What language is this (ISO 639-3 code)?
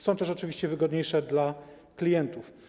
pol